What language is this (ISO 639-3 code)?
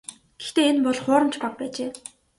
mon